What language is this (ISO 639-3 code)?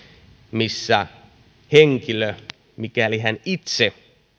fin